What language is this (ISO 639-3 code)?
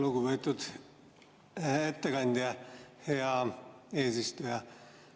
est